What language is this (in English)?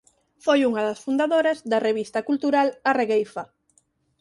Galician